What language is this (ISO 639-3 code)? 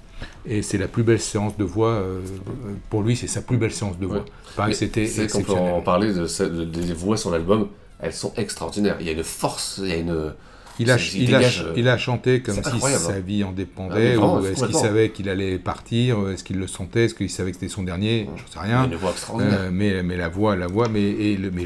fra